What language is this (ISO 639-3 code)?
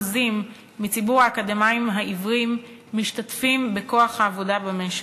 heb